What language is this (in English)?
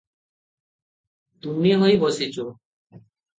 Odia